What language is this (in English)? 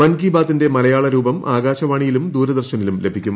Malayalam